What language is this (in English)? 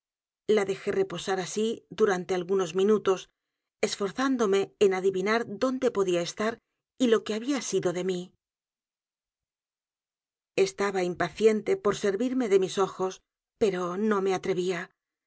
Spanish